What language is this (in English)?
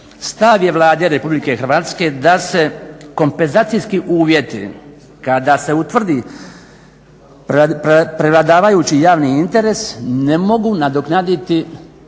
Croatian